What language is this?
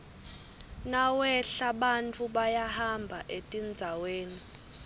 Swati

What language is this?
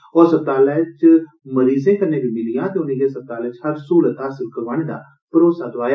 Dogri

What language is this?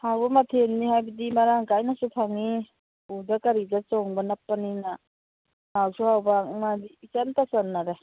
Manipuri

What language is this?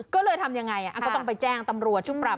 Thai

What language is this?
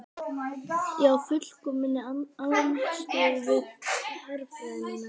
Icelandic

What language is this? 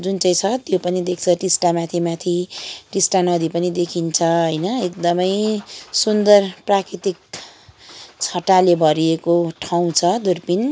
Nepali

